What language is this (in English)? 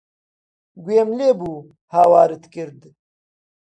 Central Kurdish